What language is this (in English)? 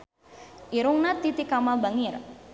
Sundanese